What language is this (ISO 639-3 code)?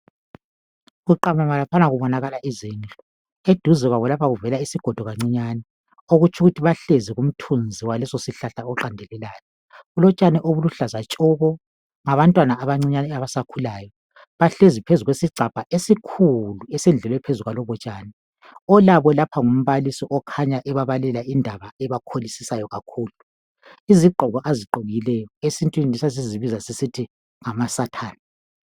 nde